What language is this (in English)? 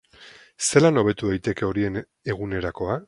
Basque